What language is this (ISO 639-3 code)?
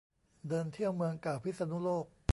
tha